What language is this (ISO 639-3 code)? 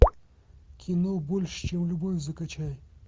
rus